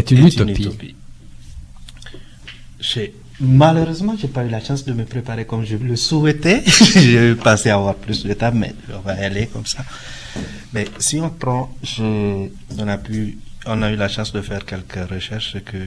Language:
French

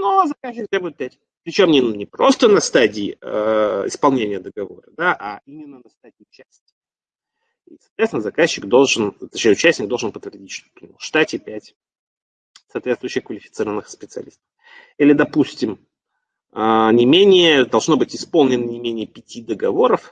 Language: Russian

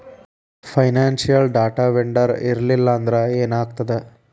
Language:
Kannada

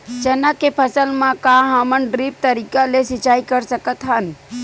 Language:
Chhattisgarhi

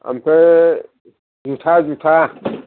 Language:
Bodo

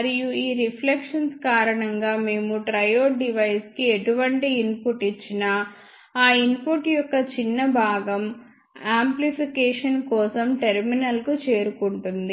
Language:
Telugu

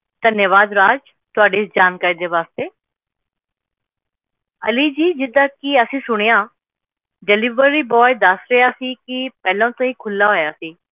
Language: Punjabi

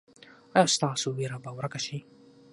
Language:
Pashto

